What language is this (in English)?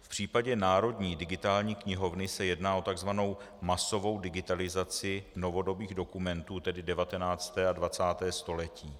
Czech